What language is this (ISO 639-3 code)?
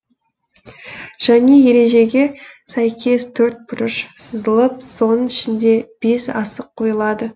kaz